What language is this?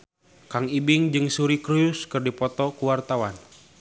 Sundanese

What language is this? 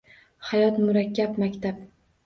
Uzbek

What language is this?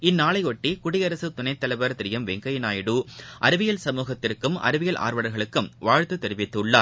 Tamil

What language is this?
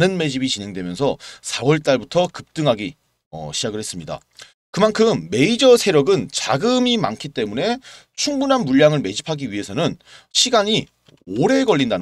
Korean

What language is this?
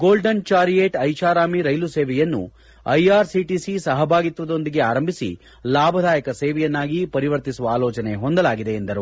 Kannada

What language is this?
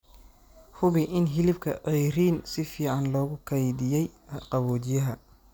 Somali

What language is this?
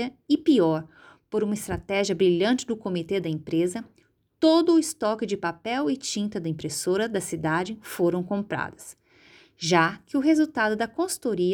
Portuguese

